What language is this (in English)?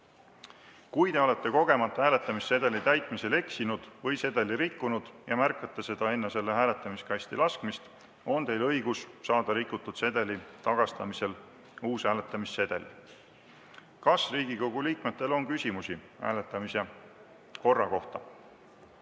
Estonian